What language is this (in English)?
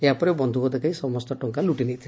Odia